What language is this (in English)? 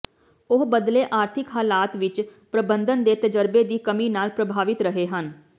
Punjabi